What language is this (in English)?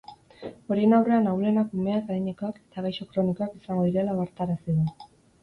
Basque